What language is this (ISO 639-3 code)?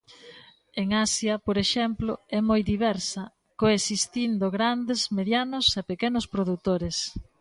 glg